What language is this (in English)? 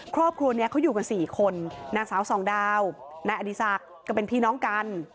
Thai